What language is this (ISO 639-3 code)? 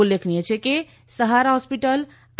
guj